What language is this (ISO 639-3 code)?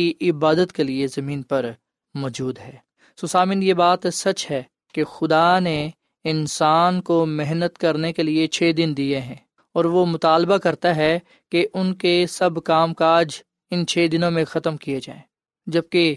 urd